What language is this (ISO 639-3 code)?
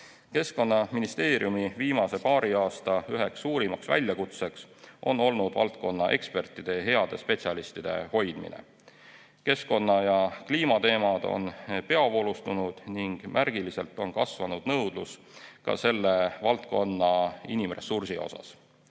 est